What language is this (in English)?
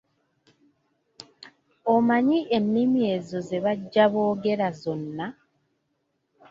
Ganda